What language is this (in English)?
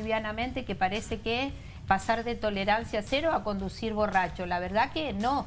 Spanish